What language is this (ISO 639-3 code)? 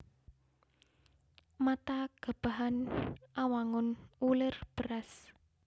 jav